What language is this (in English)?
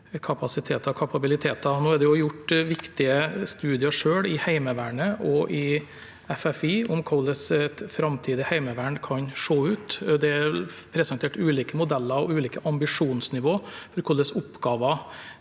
Norwegian